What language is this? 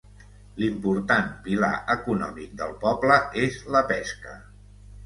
Catalan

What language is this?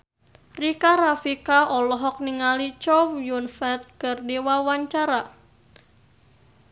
Sundanese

